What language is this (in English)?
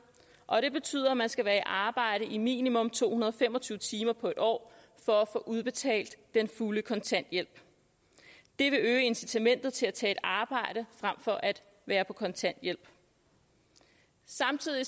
Danish